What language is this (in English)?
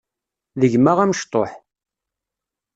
Kabyle